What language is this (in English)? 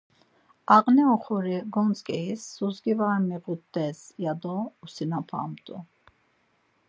Laz